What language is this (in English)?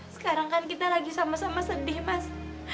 Indonesian